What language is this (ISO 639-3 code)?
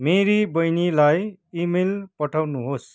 nep